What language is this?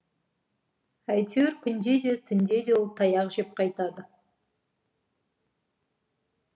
Kazakh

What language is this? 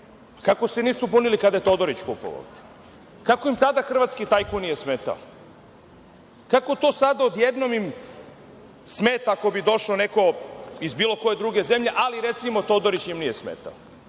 Serbian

